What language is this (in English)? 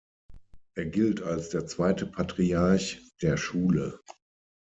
German